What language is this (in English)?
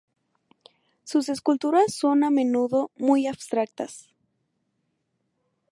Spanish